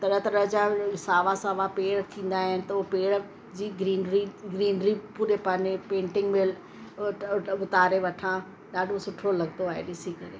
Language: Sindhi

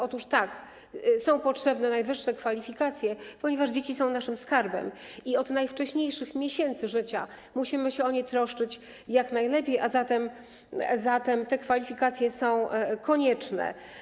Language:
Polish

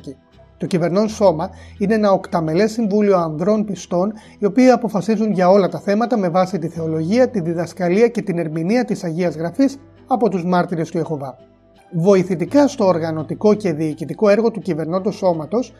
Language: Greek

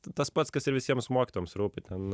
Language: Lithuanian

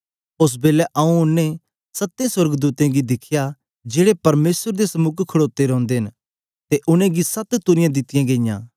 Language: Dogri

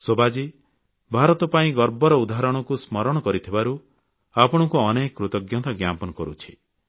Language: Odia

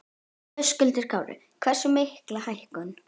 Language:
Icelandic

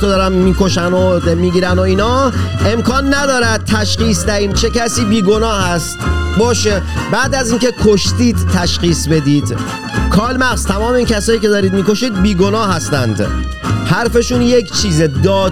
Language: Persian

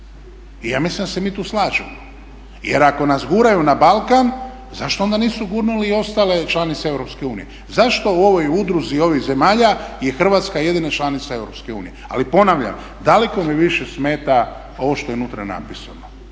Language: Croatian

